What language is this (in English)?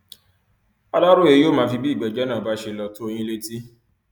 Yoruba